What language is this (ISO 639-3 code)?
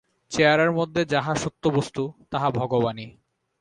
ben